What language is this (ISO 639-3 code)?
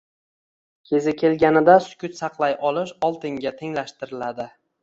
uzb